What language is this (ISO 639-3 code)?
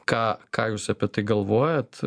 lit